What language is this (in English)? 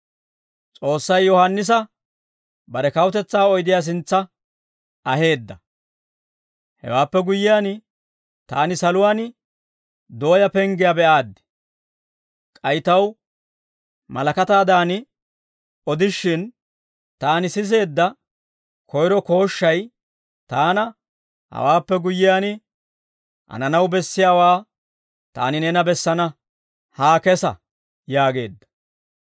Dawro